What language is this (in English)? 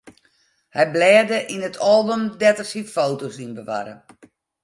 Western Frisian